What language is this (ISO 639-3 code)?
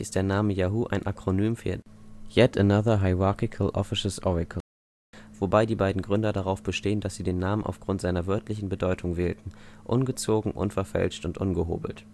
deu